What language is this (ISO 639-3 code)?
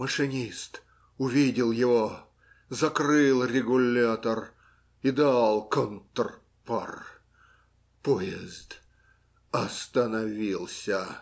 rus